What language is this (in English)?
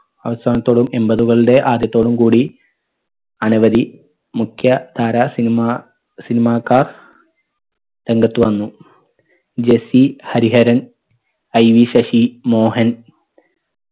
Malayalam